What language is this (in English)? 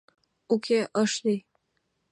Mari